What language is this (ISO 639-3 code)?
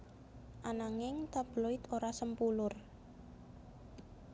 jav